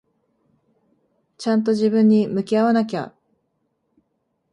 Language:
Japanese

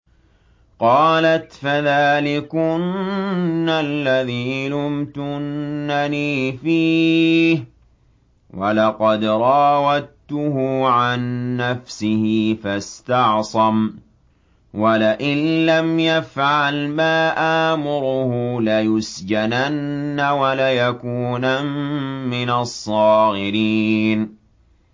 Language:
Arabic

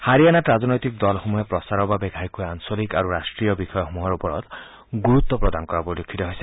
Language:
Assamese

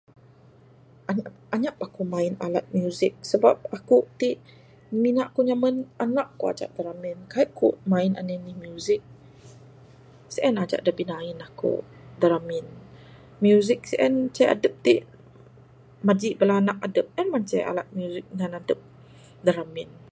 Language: Bukar-Sadung Bidayuh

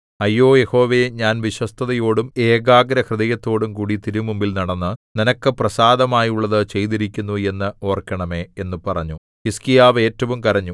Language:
Malayalam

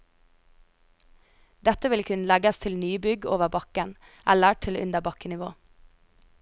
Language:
Norwegian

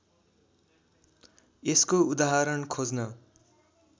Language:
Nepali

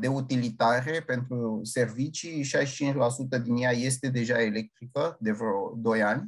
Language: Romanian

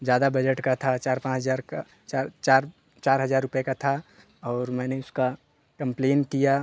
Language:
Hindi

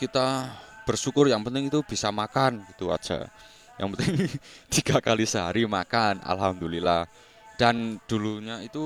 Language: Indonesian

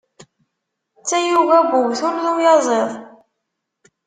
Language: Kabyle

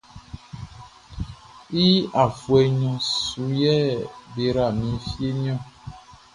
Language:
Baoulé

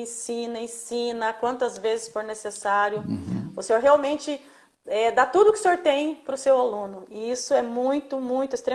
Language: Portuguese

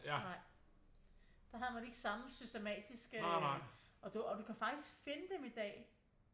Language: Danish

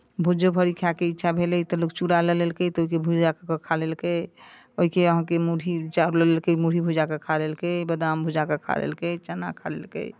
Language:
Maithili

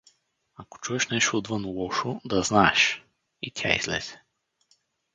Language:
Bulgarian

